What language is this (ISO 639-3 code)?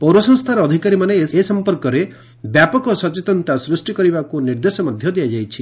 ori